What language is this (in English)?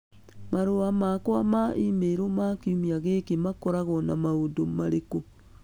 Kikuyu